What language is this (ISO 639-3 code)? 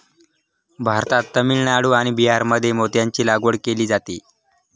mar